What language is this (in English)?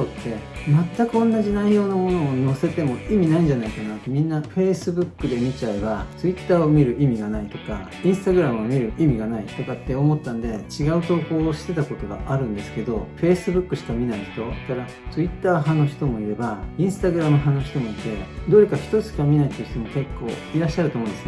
Japanese